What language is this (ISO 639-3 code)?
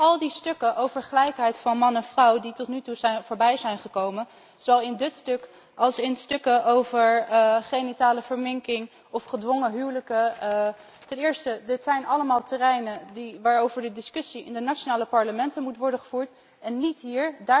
nld